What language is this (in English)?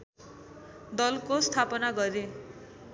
Nepali